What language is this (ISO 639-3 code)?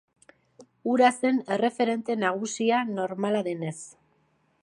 eus